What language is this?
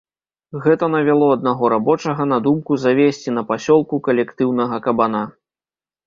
Belarusian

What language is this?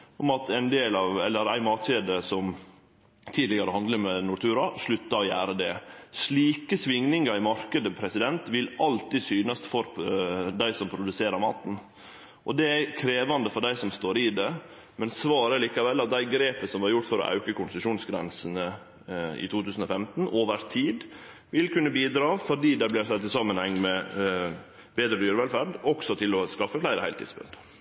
Norwegian Nynorsk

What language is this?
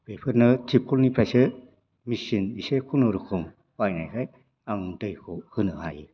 Bodo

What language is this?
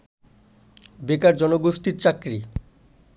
Bangla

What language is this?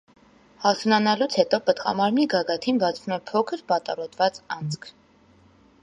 Armenian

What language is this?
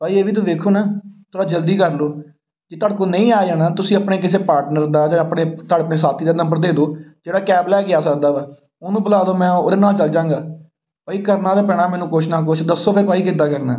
Punjabi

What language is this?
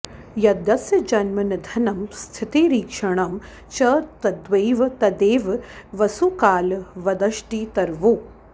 Sanskrit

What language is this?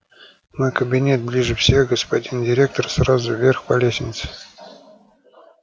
Russian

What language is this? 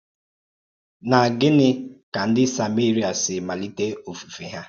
Igbo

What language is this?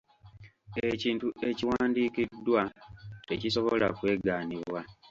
Ganda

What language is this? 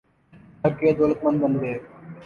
Urdu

